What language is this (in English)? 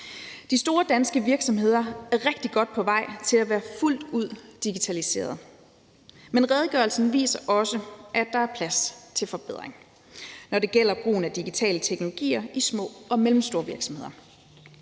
Danish